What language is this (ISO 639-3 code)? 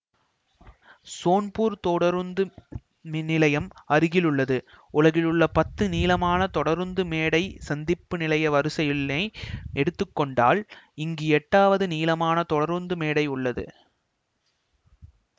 tam